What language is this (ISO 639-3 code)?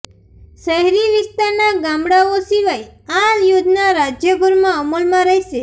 guj